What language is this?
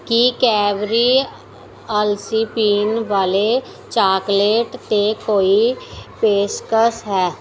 Punjabi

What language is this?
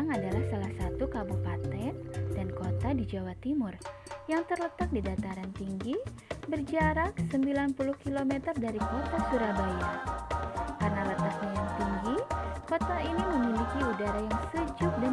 Indonesian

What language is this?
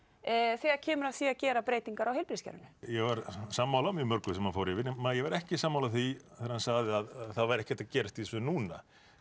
Icelandic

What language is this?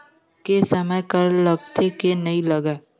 Chhattisgarhi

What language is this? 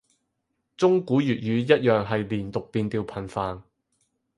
Cantonese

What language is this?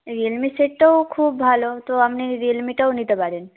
Bangla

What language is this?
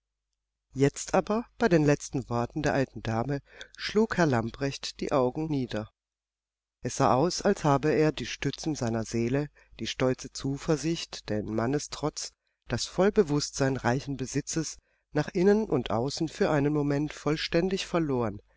German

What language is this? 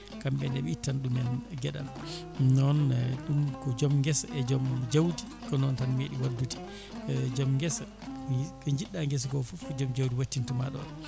Fula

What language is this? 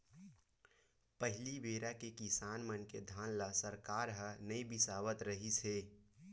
Chhattisgarhi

